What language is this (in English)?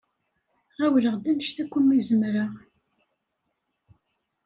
Kabyle